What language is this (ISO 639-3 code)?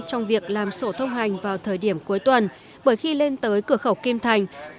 vie